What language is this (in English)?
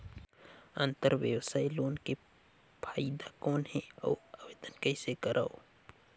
Chhattisgarhi